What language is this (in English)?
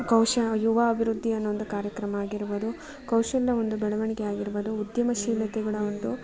Kannada